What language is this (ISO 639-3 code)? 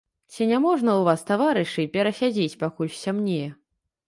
bel